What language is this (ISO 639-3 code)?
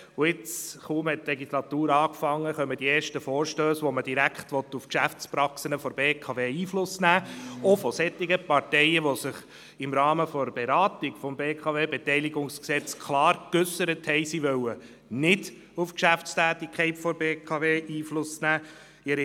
gsw